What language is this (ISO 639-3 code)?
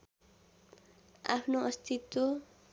nep